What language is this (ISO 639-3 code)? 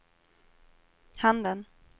swe